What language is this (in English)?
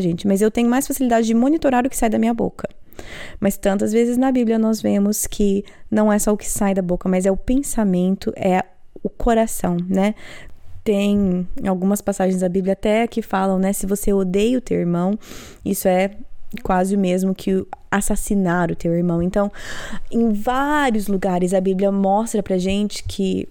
Portuguese